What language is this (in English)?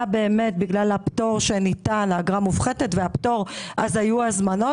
Hebrew